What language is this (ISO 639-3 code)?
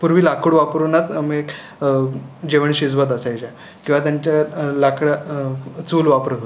mar